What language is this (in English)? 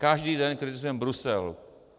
Czech